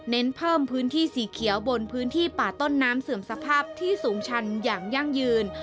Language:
Thai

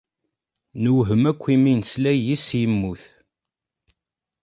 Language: Kabyle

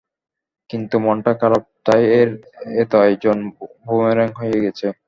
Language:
Bangla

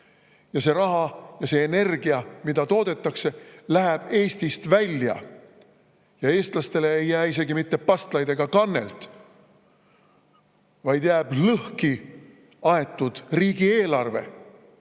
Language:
Estonian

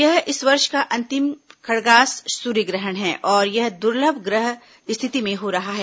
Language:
Hindi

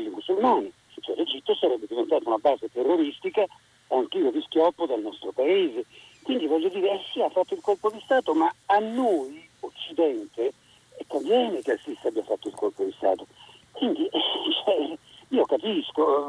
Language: Italian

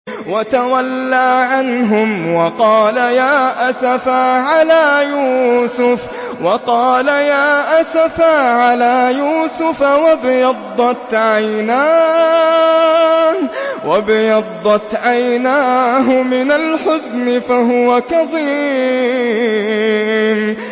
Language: Arabic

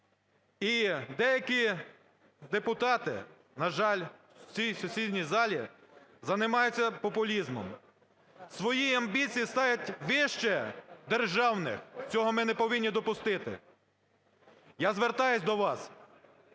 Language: Ukrainian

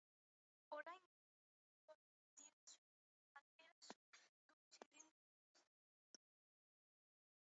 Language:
Basque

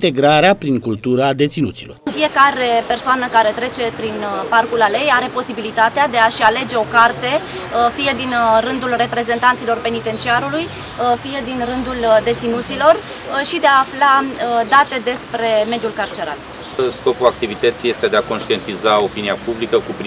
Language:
Romanian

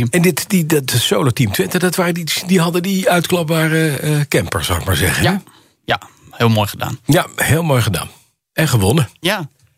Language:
Dutch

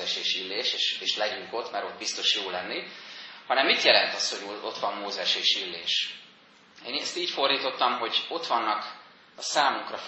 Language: Hungarian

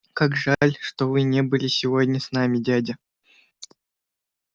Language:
Russian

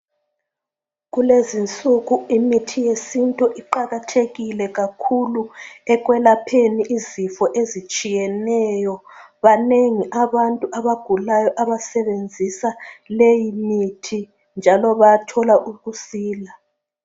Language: North Ndebele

